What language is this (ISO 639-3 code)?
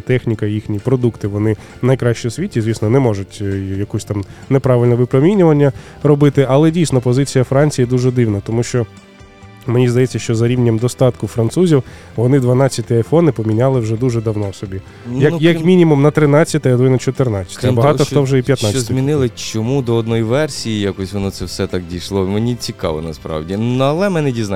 ukr